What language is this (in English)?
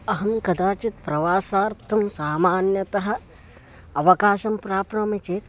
Sanskrit